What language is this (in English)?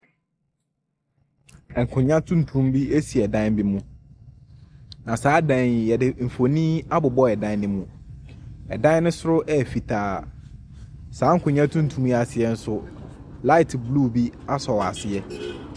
Akan